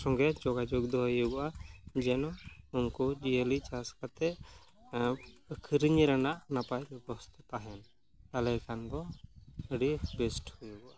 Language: Santali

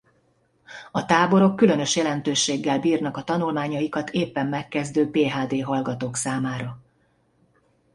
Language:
Hungarian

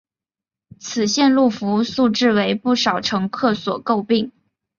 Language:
Chinese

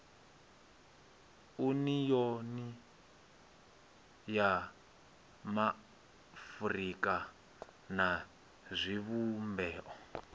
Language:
Venda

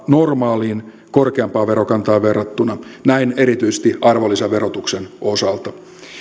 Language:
Finnish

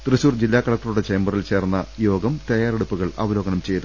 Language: Malayalam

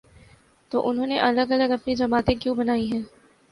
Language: Urdu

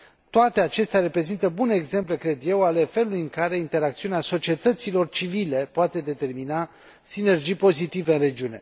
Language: Romanian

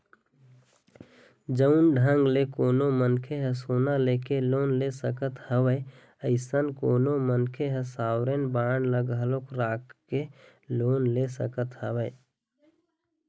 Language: Chhattisgarhi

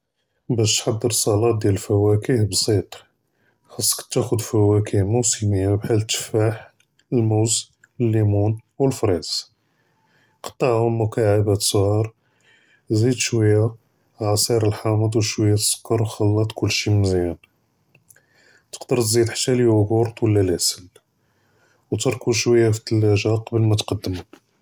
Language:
Judeo-Arabic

